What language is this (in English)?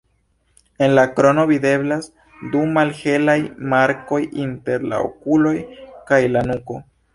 Esperanto